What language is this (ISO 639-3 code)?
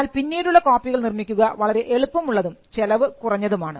mal